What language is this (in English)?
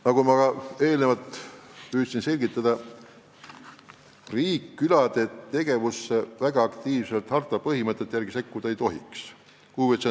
Estonian